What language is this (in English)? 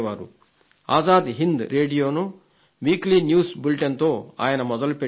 Telugu